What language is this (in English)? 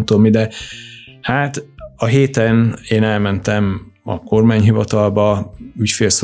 Hungarian